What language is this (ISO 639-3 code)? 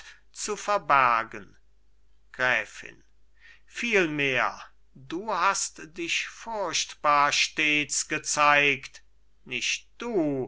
deu